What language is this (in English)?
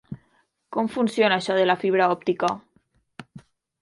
Catalan